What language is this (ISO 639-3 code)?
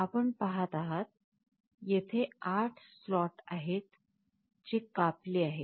mar